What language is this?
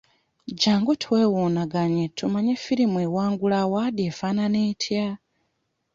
Ganda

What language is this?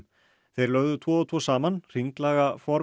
Icelandic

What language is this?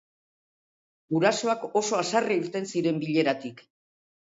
Basque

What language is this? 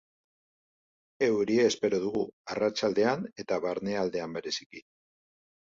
Basque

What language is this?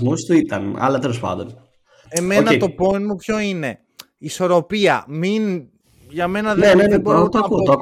Greek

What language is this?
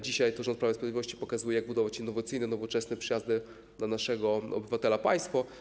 Polish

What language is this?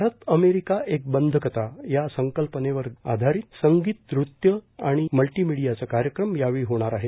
Marathi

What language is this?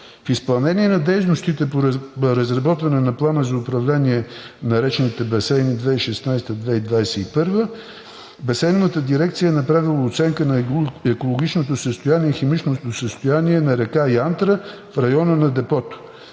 Bulgarian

